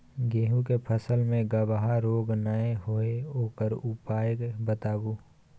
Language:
Maithili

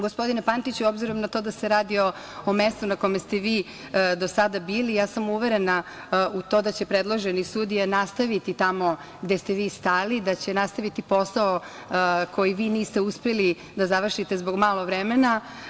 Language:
Serbian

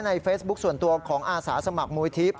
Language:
Thai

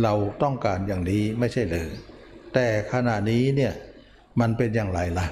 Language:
Thai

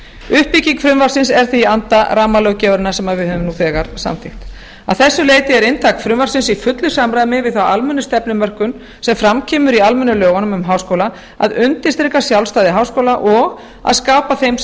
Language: Icelandic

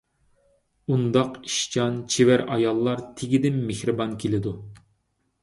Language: Uyghur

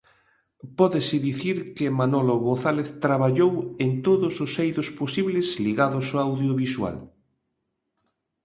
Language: Galician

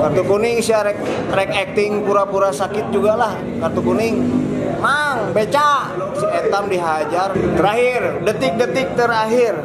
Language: Indonesian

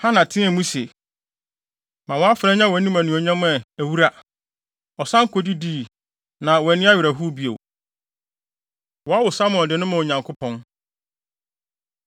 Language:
Akan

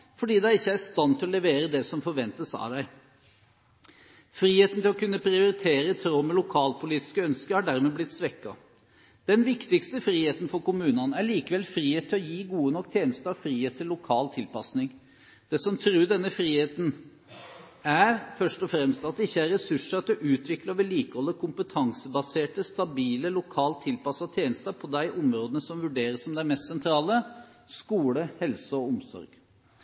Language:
Norwegian Bokmål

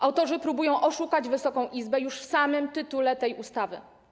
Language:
Polish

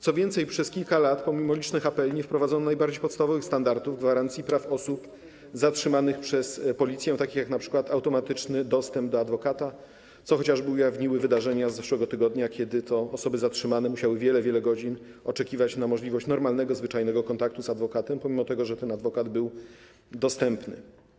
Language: Polish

